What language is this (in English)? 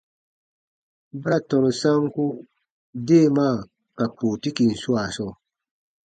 Baatonum